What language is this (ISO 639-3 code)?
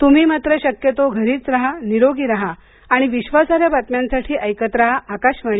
mar